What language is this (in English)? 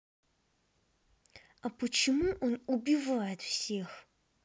Russian